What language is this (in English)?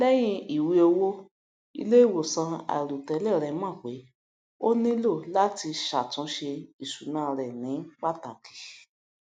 Yoruba